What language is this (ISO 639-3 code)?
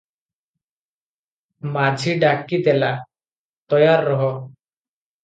ori